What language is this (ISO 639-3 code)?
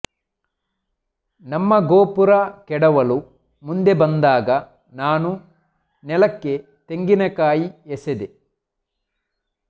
kan